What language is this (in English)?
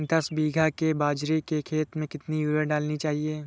Hindi